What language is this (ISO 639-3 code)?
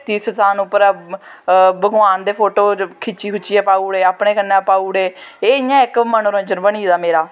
doi